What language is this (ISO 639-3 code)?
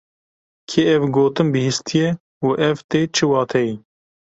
kur